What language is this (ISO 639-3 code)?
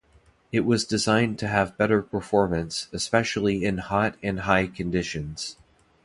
eng